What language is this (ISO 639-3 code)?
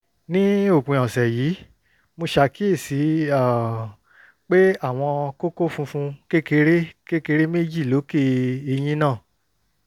yor